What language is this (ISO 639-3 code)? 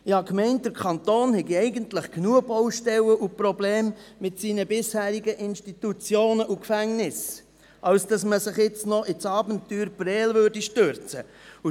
gsw